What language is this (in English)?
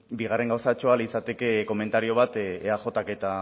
Basque